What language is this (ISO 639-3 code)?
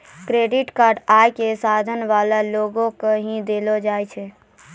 mai